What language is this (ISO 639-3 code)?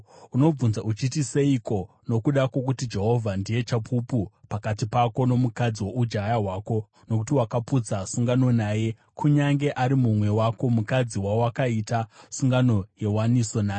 sna